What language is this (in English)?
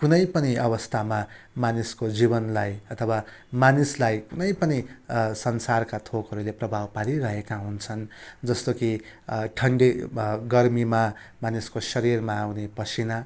Nepali